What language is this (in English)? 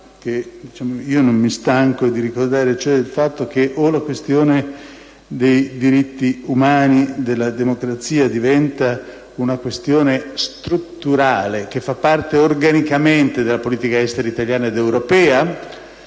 Italian